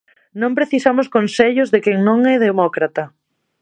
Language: Galician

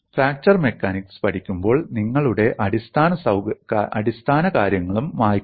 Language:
Malayalam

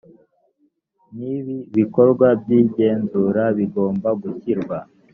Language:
Kinyarwanda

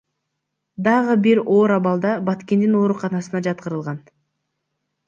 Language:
Kyrgyz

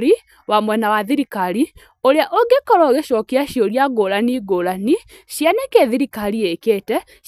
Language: Kikuyu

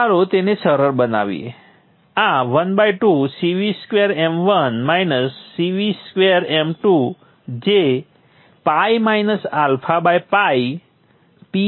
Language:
Gujarati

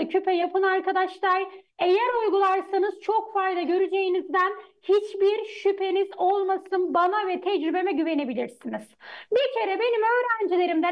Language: Turkish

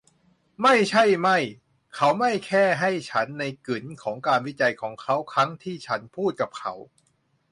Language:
Thai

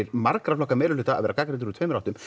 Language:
Icelandic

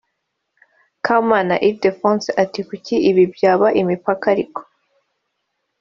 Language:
Kinyarwanda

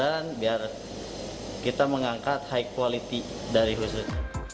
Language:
Indonesian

